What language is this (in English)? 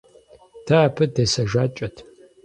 Kabardian